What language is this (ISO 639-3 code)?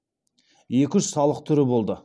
kaz